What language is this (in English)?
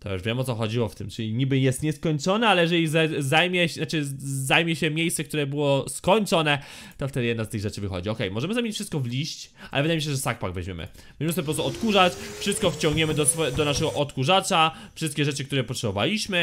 Polish